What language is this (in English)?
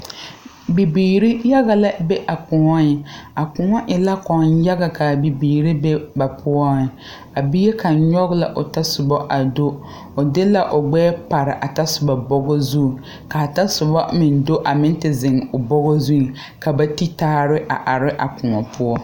Southern Dagaare